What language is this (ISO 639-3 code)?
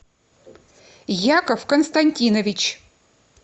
rus